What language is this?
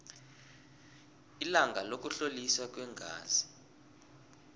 South Ndebele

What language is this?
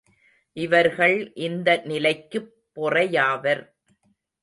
Tamil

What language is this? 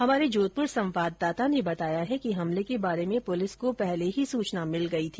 Hindi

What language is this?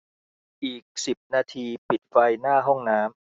Thai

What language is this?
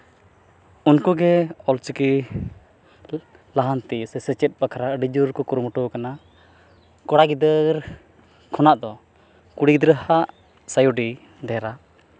Santali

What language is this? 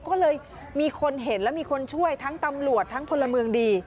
Thai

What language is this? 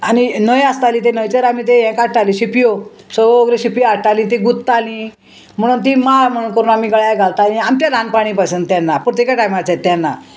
Konkani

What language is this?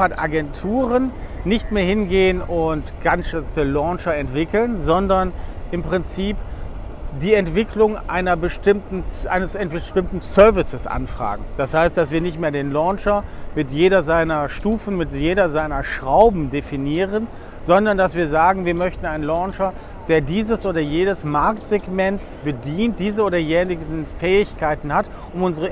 German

